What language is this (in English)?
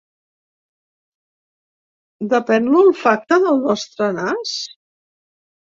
Catalan